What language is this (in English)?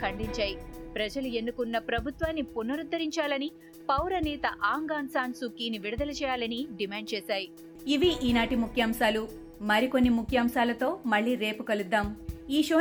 Telugu